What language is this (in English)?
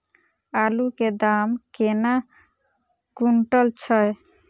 Maithili